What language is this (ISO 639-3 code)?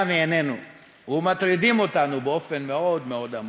heb